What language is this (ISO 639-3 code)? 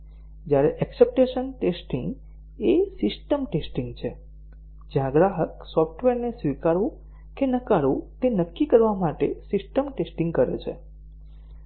guj